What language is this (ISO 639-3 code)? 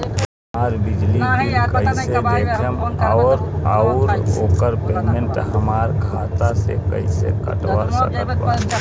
bho